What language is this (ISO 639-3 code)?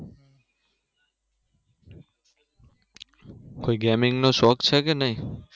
guj